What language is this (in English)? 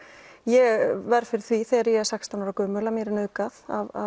Icelandic